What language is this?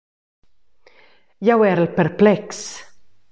Romansh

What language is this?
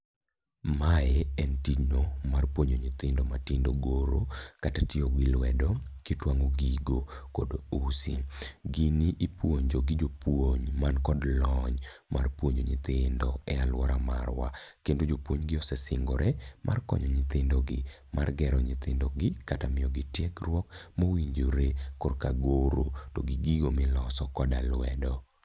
Luo (Kenya and Tanzania)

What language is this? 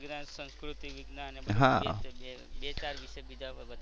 Gujarati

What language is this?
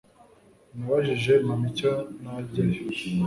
Kinyarwanda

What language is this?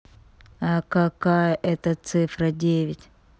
Russian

